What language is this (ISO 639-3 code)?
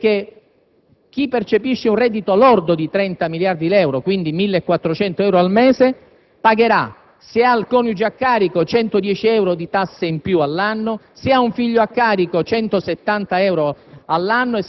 ita